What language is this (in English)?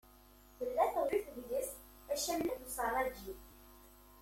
Kabyle